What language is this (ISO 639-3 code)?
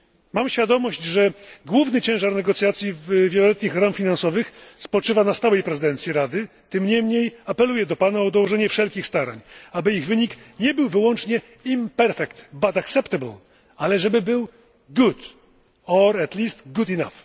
pol